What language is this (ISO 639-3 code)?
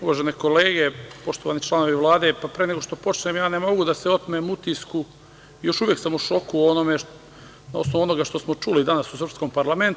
srp